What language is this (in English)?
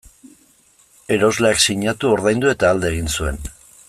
Basque